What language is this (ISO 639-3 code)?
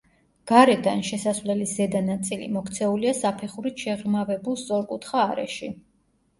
kat